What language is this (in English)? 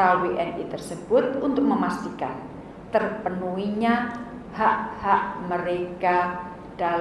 Indonesian